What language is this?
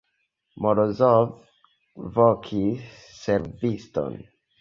Esperanto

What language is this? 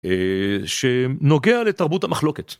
Hebrew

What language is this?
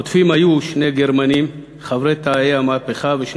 Hebrew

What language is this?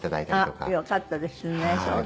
Japanese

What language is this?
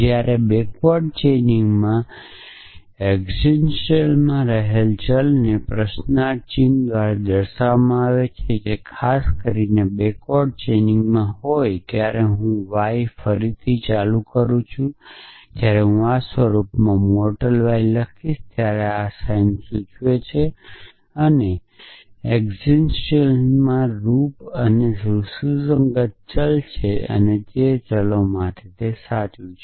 Gujarati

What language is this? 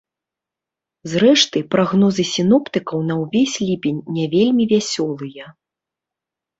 Belarusian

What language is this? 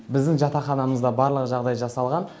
Kazakh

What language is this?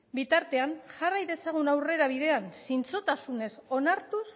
Basque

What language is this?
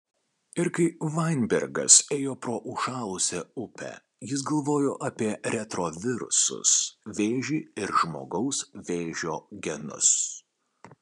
Lithuanian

